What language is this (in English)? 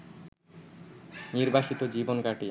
Bangla